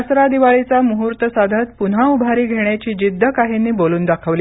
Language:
Marathi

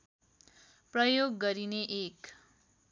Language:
Nepali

